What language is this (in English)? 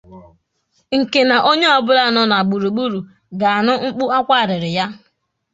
Igbo